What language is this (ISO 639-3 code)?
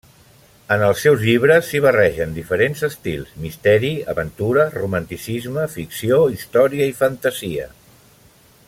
cat